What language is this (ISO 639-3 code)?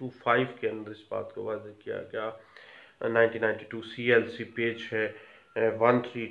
hin